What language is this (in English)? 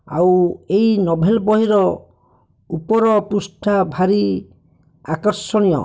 Odia